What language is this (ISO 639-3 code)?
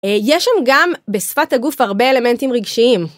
heb